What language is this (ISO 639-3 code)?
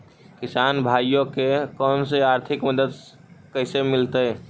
mag